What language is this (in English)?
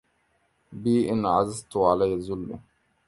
Arabic